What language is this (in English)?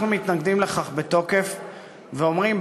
Hebrew